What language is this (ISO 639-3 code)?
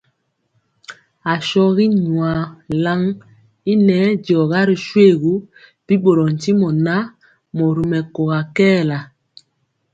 mcx